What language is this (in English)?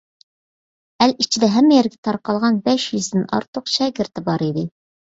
Uyghur